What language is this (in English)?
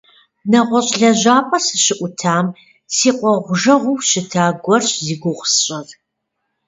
Kabardian